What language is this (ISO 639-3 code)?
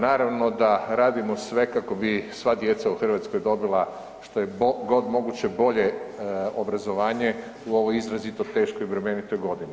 hrv